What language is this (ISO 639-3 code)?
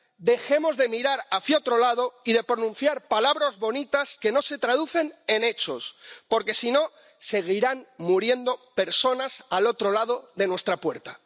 spa